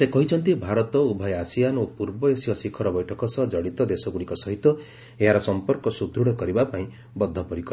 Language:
Odia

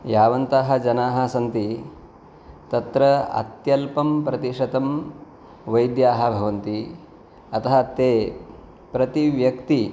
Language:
Sanskrit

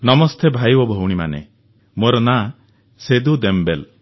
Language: Odia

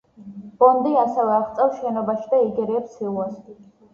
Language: Georgian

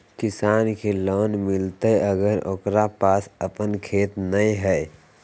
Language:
Magahi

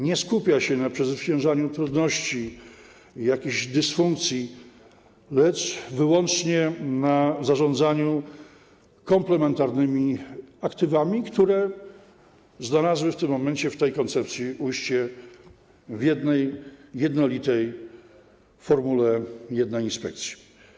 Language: Polish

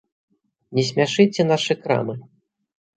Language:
Belarusian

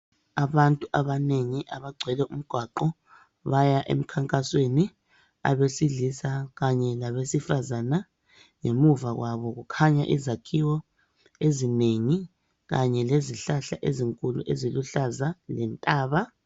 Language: North Ndebele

